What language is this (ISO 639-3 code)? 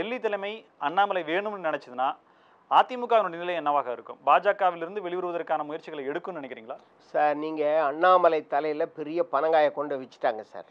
ron